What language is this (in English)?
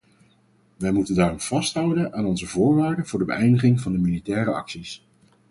Dutch